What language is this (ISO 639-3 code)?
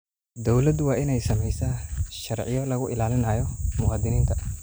som